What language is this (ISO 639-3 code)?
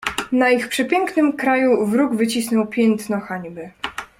pol